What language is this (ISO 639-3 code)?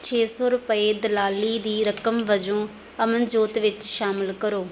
pan